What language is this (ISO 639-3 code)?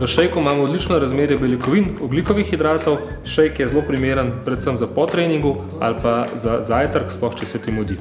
slv